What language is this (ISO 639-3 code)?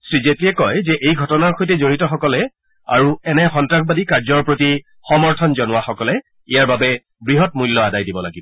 asm